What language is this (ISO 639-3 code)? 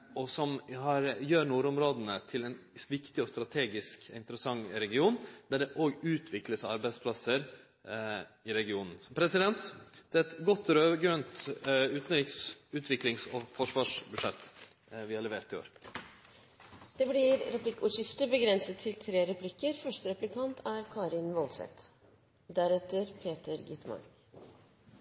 nor